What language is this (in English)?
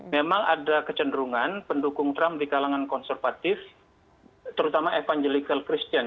Indonesian